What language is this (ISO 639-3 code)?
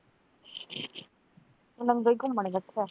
pan